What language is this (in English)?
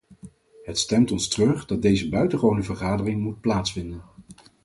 Dutch